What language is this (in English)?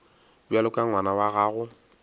Northern Sotho